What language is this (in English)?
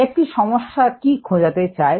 Bangla